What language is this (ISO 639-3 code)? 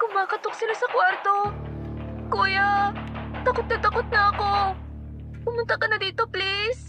fil